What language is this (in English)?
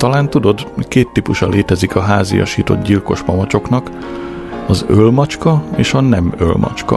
Hungarian